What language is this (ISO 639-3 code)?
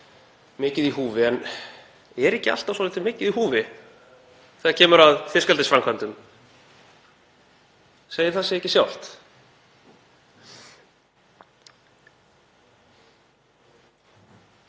isl